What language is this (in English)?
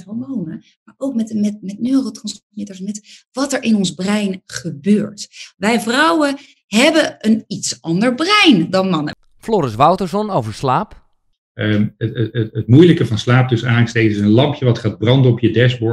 Dutch